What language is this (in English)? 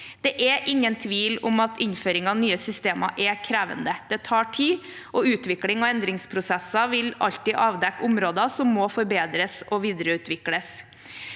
Norwegian